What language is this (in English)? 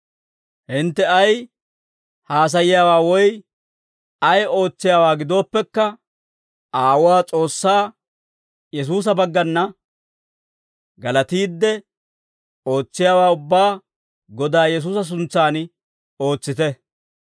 Dawro